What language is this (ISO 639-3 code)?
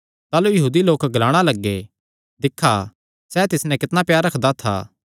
xnr